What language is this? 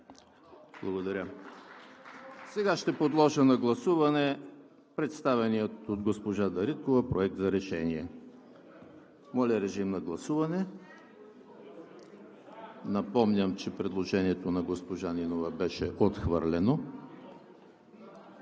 Bulgarian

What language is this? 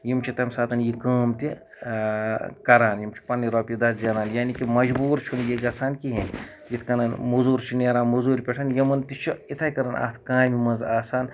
Kashmiri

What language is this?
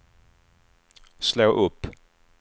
Swedish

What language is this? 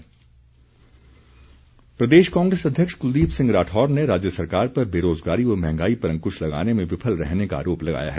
Hindi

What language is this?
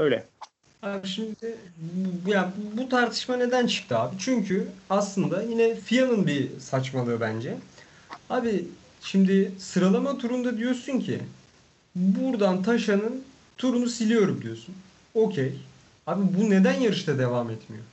Turkish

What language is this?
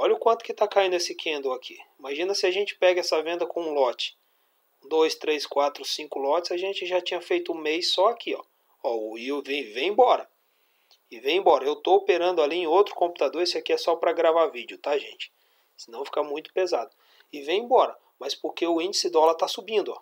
Portuguese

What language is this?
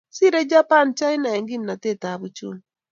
Kalenjin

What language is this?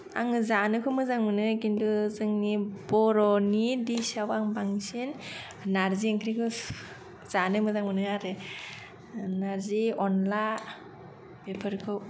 Bodo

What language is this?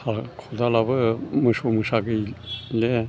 Bodo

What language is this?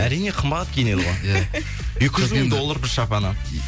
Kazakh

